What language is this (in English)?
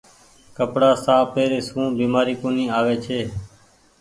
Goaria